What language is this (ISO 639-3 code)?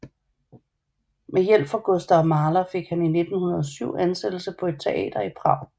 dan